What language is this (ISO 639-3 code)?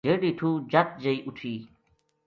gju